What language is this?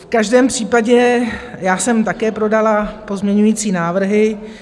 Czech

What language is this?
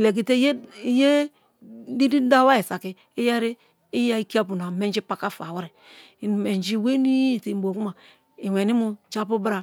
Kalabari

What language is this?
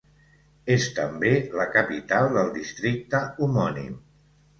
Catalan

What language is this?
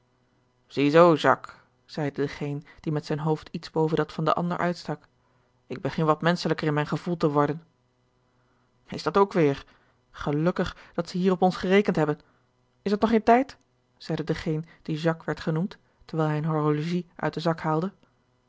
Dutch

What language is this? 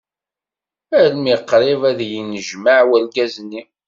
Kabyle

